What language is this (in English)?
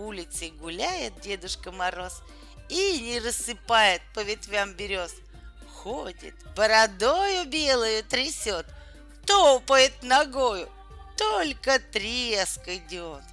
Russian